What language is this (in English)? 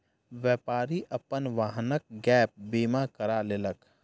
Maithili